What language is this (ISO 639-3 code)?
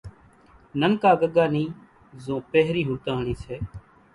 gjk